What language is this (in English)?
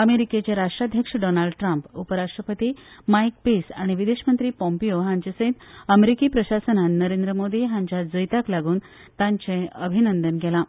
Konkani